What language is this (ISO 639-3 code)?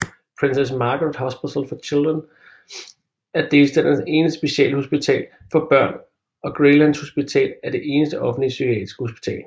dan